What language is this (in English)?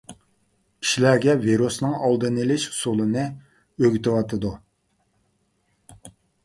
Uyghur